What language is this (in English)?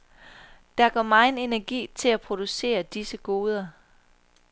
Danish